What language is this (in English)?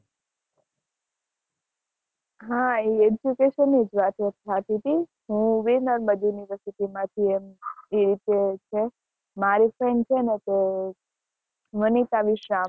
Gujarati